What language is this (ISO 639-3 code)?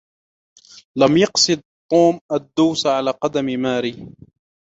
ara